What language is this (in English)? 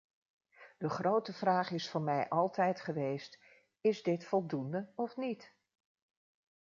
Dutch